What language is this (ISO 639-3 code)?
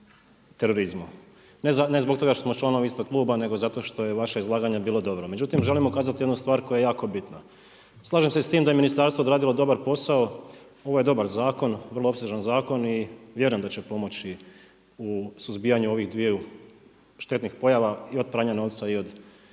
hrv